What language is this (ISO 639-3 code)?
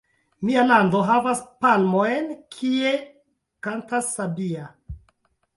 epo